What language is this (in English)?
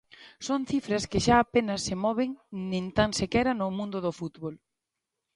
Galician